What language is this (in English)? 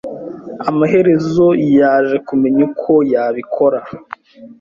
Kinyarwanda